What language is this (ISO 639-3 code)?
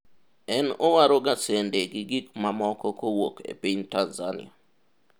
luo